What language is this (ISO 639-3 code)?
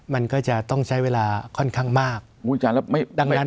tha